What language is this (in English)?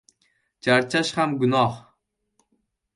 Uzbek